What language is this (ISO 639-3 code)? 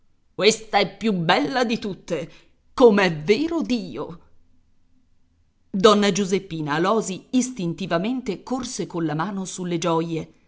ita